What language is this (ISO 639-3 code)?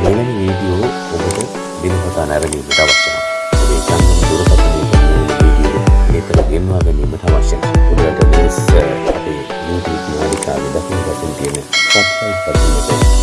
sin